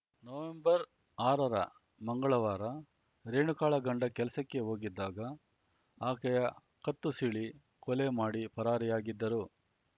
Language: Kannada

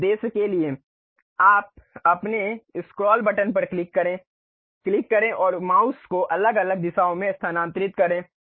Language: Hindi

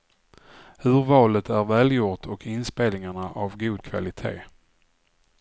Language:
Swedish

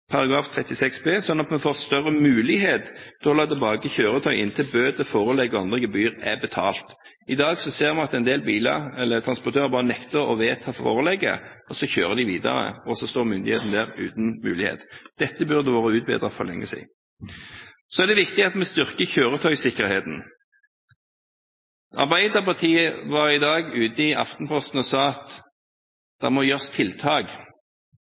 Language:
Norwegian Bokmål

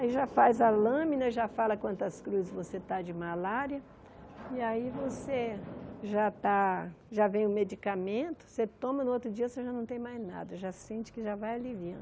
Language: Portuguese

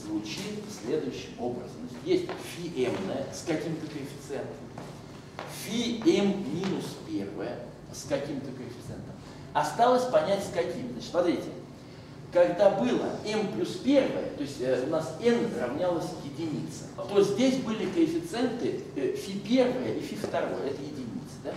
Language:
Russian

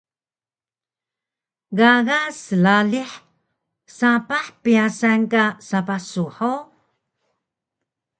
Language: Taroko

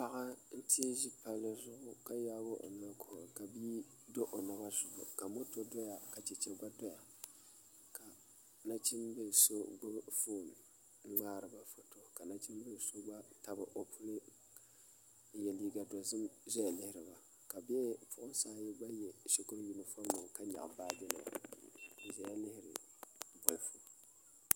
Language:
Dagbani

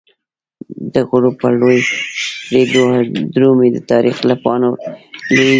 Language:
Pashto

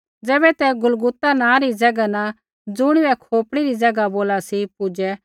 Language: Kullu Pahari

